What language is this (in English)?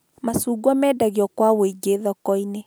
Kikuyu